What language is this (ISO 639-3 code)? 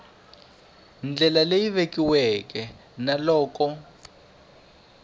tso